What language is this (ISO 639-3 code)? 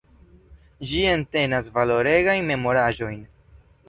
epo